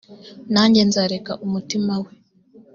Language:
Kinyarwanda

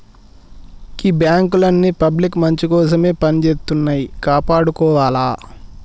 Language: Telugu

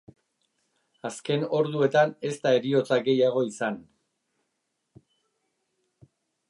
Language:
Basque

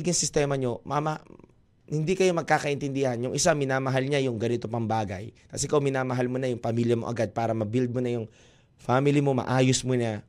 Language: Filipino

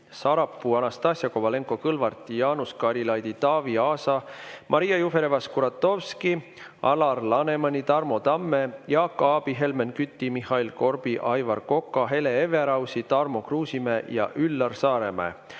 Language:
Estonian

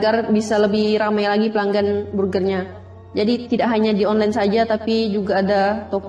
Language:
Indonesian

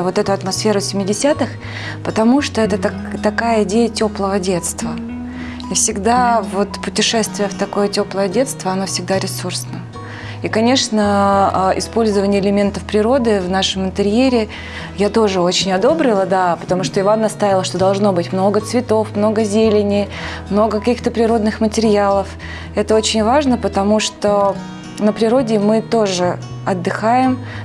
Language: Russian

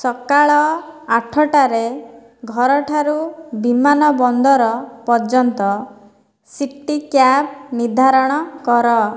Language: Odia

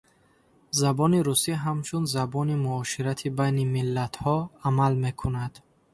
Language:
Tajik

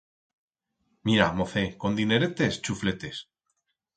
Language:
Aragonese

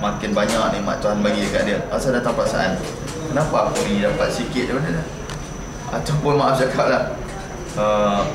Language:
Malay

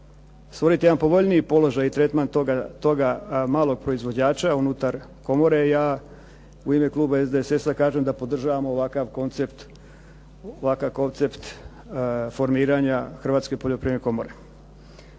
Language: Croatian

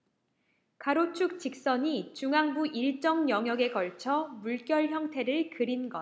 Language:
Korean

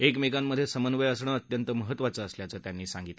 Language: Marathi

